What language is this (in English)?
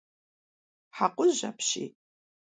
Kabardian